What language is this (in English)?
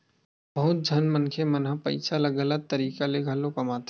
Chhattisgarhi